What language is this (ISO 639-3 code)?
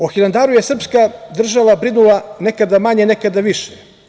srp